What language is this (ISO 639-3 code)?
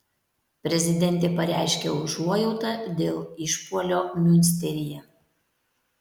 lit